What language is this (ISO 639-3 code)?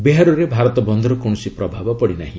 ori